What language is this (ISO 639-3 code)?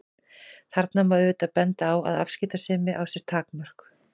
isl